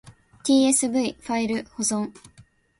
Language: Japanese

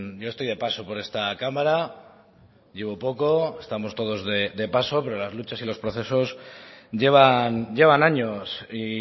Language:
Spanish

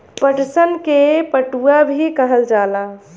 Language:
Bhojpuri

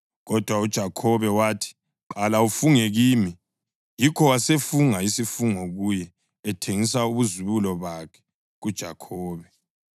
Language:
North Ndebele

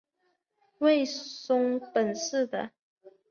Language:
Chinese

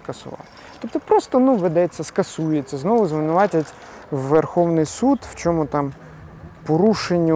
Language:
Ukrainian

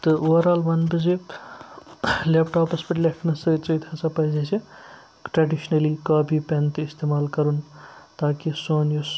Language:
Kashmiri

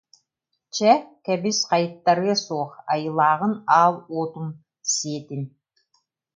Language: Yakut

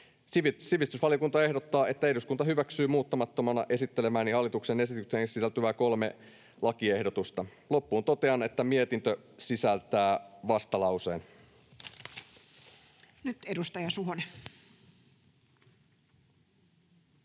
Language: Finnish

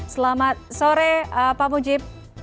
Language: Indonesian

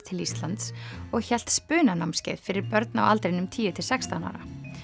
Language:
Icelandic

